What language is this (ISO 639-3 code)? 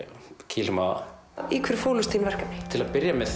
isl